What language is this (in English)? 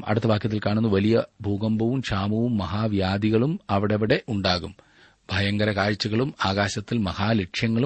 Malayalam